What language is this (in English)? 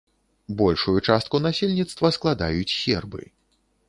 Belarusian